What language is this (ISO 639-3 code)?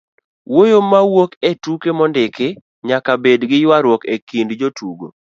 luo